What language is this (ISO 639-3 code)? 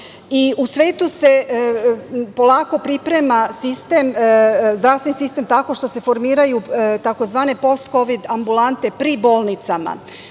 srp